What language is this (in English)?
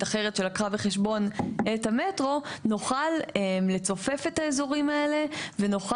Hebrew